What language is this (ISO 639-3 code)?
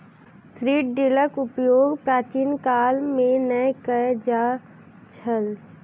mai